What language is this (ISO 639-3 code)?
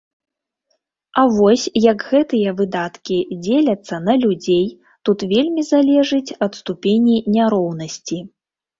bel